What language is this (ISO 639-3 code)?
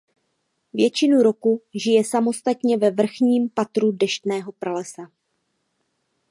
ces